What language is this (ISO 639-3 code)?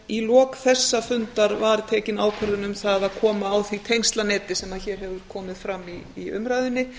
isl